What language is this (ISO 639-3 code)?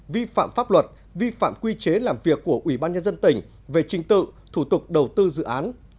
vie